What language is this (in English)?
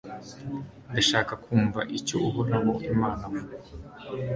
Kinyarwanda